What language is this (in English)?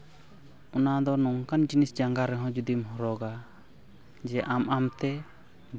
Santali